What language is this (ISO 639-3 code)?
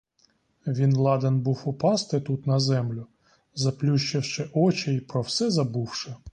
ukr